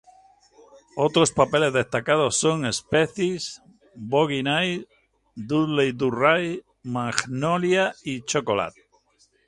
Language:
Spanish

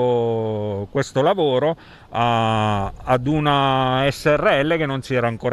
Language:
Italian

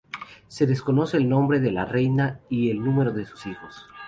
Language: Spanish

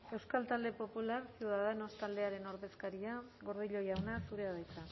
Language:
Basque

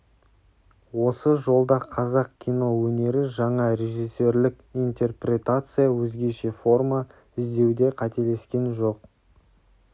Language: Kazakh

